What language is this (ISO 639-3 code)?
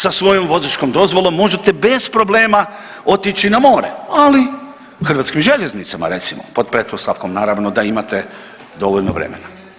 hrv